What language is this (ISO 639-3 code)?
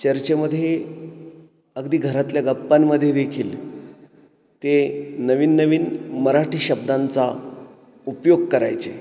mar